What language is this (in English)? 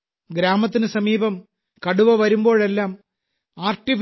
Malayalam